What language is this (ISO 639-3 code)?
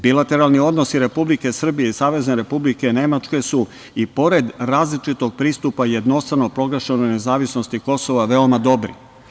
srp